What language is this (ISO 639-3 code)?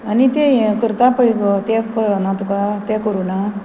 kok